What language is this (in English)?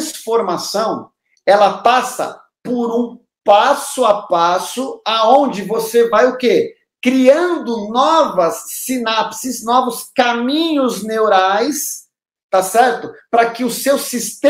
Portuguese